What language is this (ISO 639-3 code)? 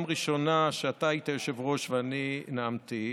heb